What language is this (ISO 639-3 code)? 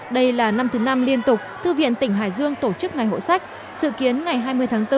vie